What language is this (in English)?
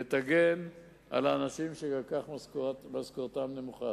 Hebrew